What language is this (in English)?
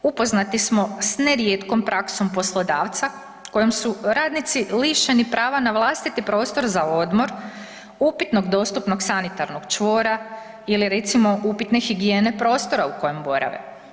Croatian